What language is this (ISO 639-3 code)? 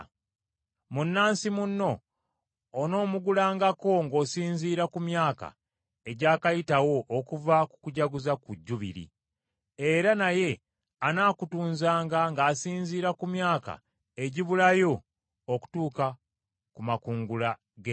lug